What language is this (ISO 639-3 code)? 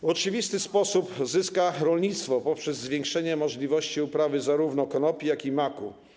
pol